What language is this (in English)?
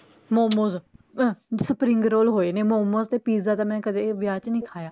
Punjabi